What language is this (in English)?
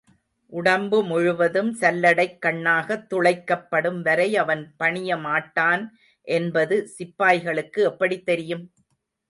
Tamil